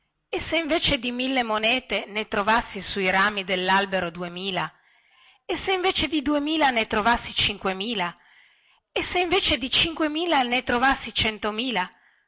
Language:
Italian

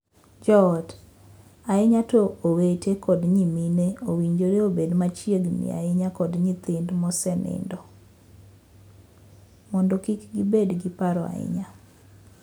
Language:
Luo (Kenya and Tanzania)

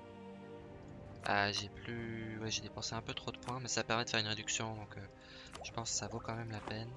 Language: French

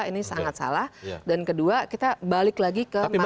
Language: Indonesian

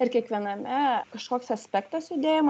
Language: Lithuanian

